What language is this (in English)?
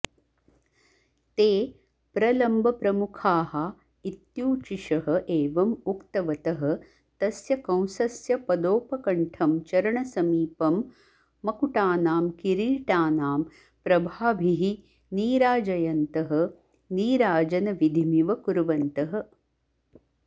Sanskrit